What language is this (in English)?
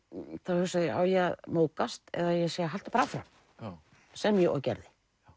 Icelandic